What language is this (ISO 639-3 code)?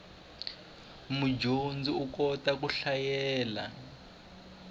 tso